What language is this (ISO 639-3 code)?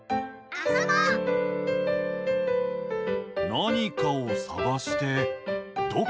jpn